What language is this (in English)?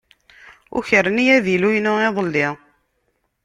Kabyle